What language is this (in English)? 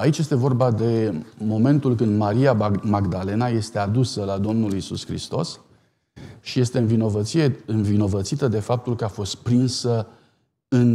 Romanian